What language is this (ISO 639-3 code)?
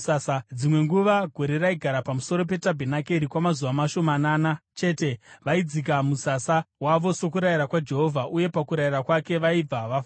sna